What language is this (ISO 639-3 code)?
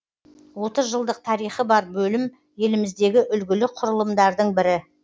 kaz